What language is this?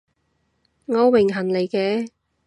Cantonese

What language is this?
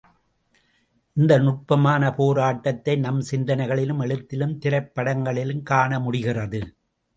Tamil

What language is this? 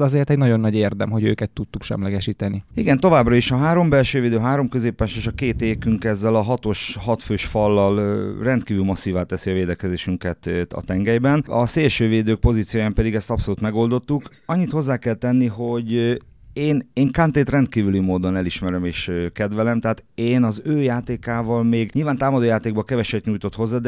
Hungarian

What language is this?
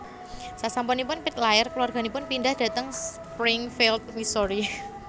Javanese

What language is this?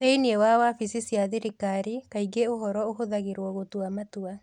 Kikuyu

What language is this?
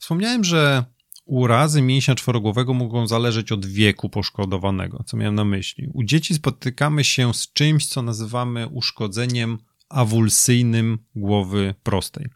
Polish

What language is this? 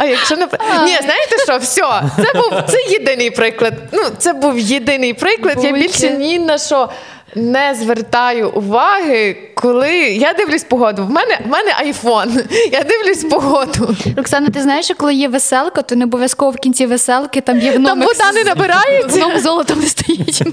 Ukrainian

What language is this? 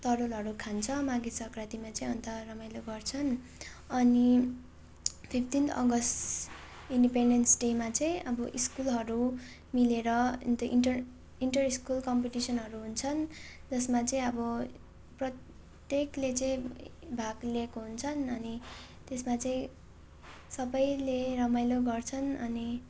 Nepali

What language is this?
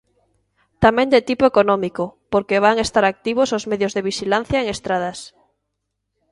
Galician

